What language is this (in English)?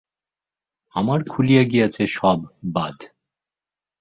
Bangla